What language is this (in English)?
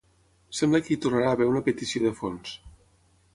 Catalan